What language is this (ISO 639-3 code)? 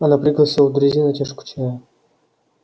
rus